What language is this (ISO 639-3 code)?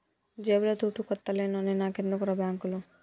tel